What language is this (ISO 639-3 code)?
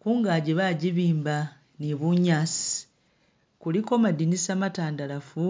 myx